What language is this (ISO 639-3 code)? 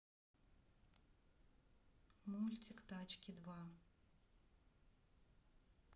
rus